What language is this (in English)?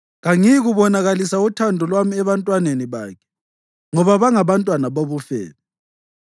North Ndebele